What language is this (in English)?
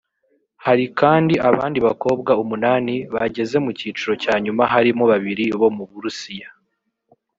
Kinyarwanda